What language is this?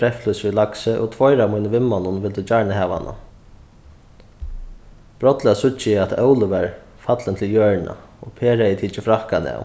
Faroese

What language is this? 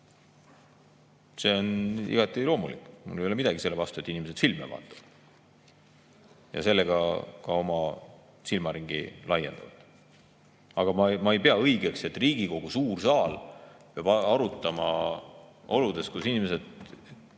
Estonian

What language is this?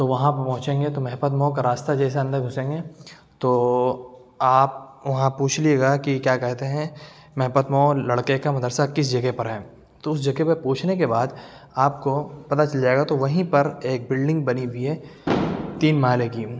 Urdu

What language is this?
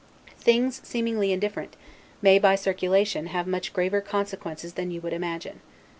English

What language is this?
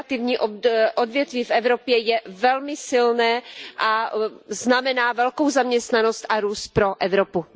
Czech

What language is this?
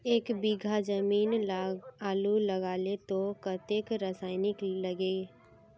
Magahi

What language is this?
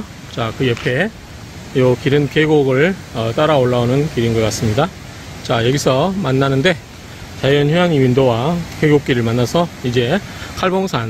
Korean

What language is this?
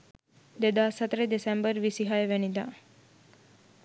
Sinhala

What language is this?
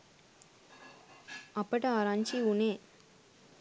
Sinhala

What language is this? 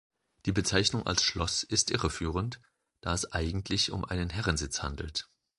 German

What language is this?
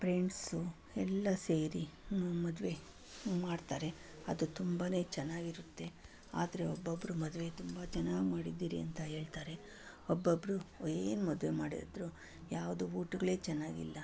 Kannada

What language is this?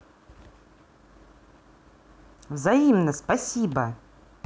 Russian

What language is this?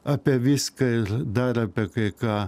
Lithuanian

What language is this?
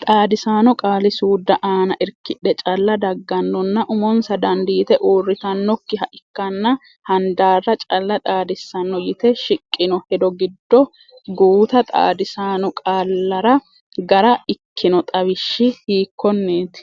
Sidamo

